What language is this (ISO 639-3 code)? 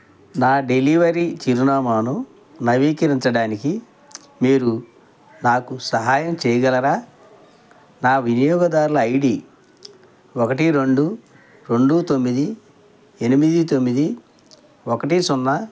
tel